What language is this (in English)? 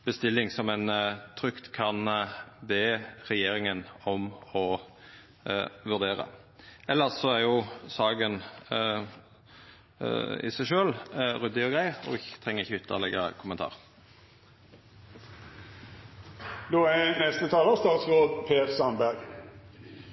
Norwegian Nynorsk